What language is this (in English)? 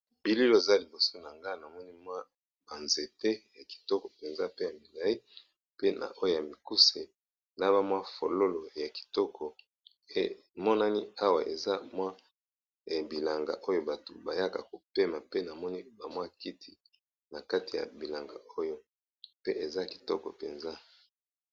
Lingala